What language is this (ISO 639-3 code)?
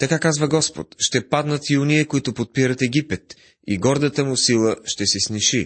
bul